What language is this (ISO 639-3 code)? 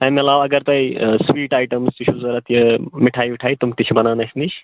kas